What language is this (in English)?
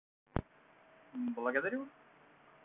Russian